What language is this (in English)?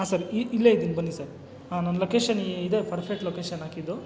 Kannada